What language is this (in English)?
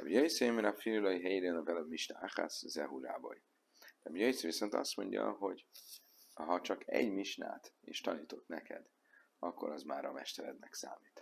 Hungarian